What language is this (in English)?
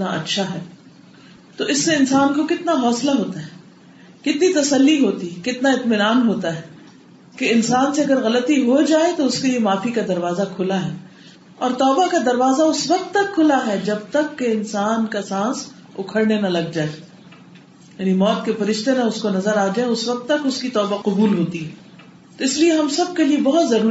Urdu